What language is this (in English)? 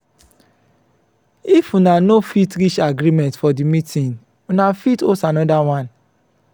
Nigerian Pidgin